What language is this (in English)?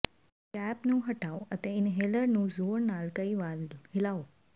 Punjabi